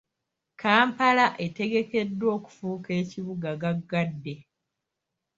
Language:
Ganda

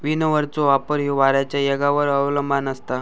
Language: Marathi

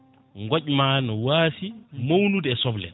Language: Fula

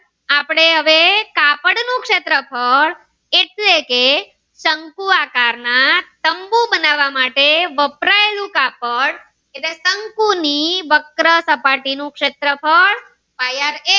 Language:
Gujarati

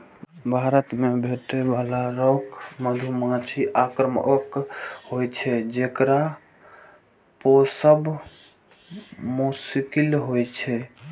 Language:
Maithili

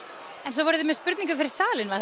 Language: Icelandic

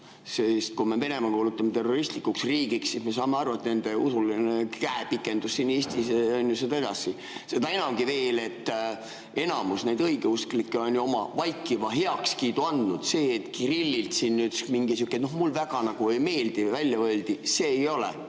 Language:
Estonian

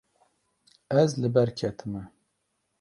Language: Kurdish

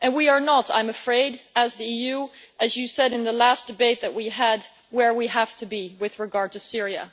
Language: English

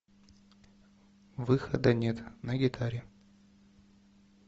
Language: Russian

